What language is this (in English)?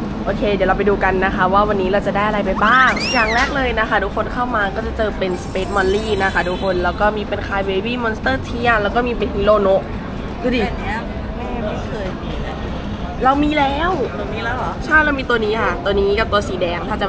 Thai